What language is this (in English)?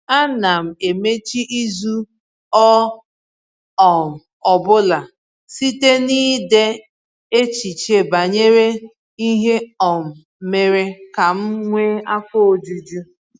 Igbo